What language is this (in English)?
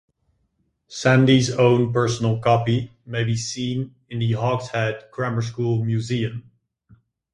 English